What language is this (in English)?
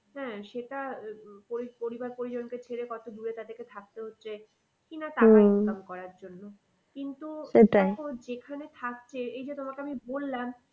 Bangla